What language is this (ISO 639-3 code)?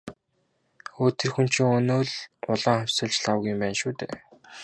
mon